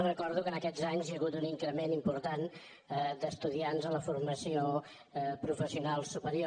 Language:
Catalan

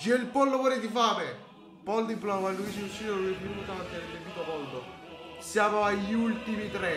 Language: Italian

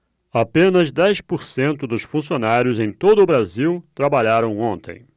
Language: Portuguese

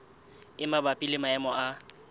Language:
Southern Sotho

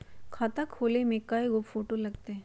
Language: Magahi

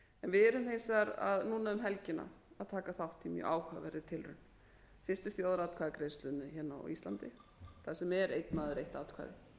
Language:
Icelandic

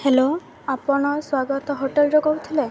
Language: Odia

